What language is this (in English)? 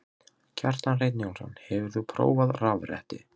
Icelandic